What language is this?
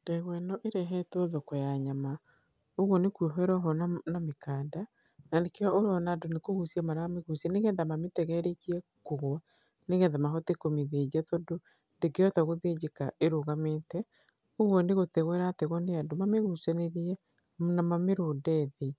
Kikuyu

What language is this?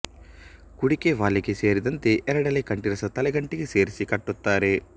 Kannada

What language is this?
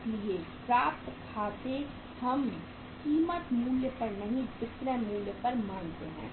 Hindi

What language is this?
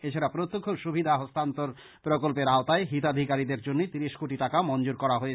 Bangla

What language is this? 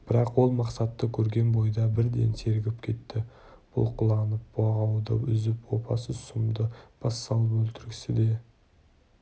Kazakh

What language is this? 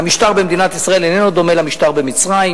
Hebrew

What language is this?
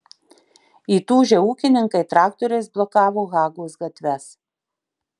Lithuanian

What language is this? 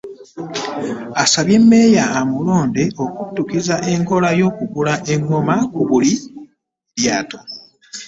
Ganda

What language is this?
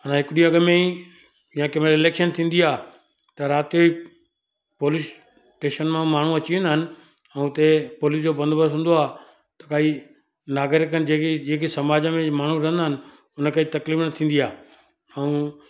Sindhi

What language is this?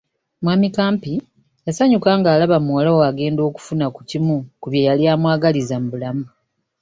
Ganda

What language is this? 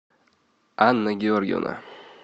Russian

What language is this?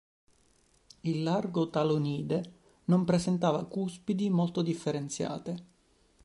Italian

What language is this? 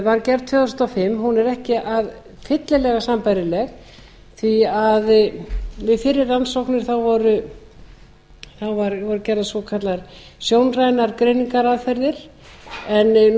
Icelandic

